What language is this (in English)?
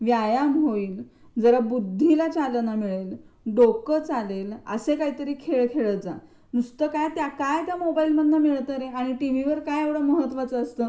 Marathi